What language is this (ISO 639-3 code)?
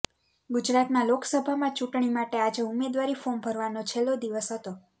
guj